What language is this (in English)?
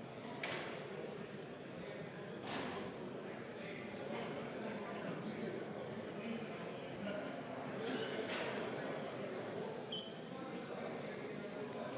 Estonian